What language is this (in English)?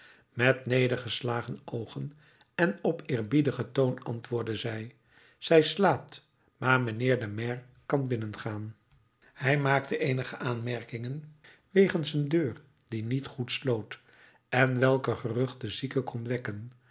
Dutch